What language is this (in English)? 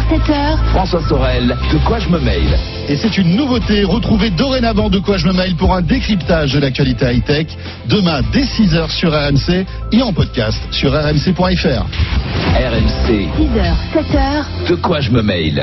French